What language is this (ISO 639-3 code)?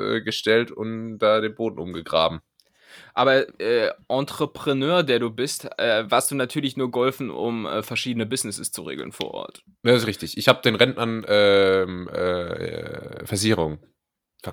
deu